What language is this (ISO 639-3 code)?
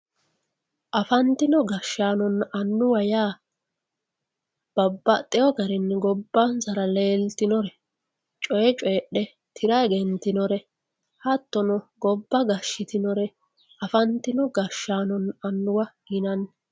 sid